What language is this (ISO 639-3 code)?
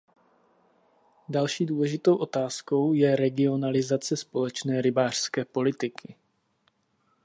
ces